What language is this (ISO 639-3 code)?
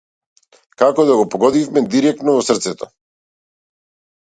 mkd